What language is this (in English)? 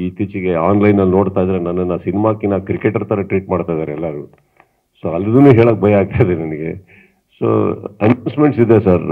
Kannada